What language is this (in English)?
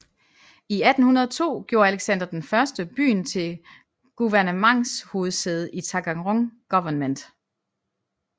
Danish